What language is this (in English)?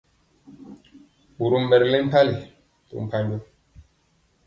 Mpiemo